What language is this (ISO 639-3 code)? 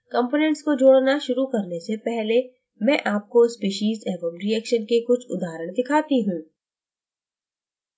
hin